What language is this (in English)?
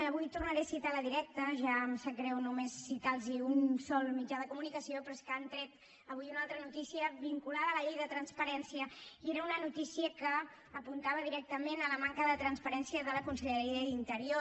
Catalan